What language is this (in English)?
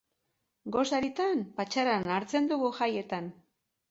Basque